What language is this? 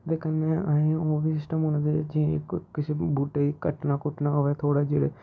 Dogri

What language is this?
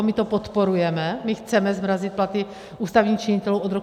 Czech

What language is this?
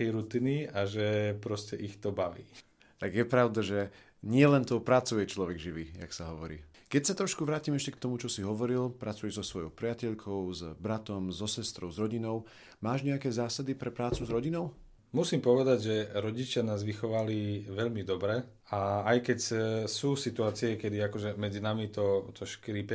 Slovak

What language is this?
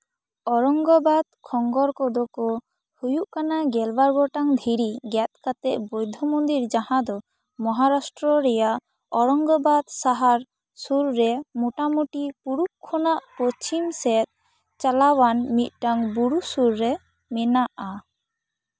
Santali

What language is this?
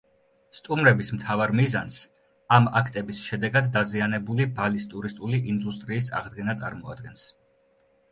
Georgian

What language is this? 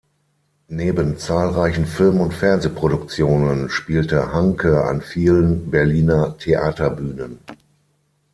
German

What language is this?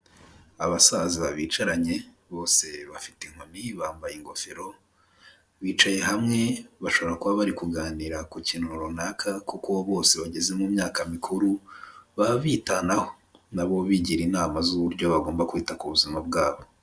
Kinyarwanda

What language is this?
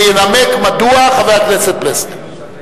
Hebrew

